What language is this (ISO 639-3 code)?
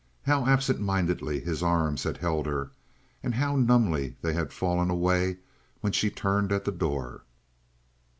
eng